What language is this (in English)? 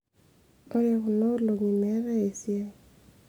Masai